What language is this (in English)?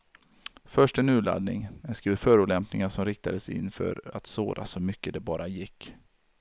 Swedish